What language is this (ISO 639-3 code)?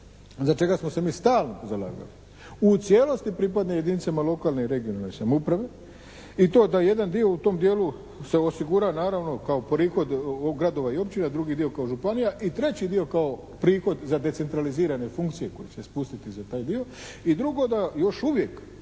hrv